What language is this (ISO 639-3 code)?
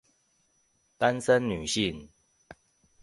zho